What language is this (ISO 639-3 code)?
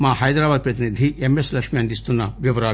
tel